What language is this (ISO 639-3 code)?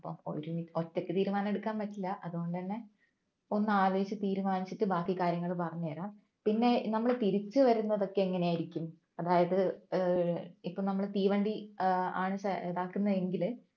mal